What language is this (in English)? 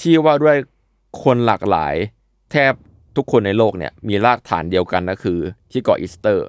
Thai